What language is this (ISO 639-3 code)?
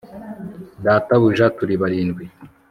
kin